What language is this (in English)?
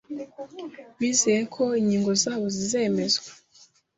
Kinyarwanda